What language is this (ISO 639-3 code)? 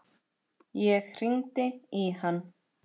isl